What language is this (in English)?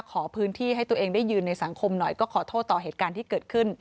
Thai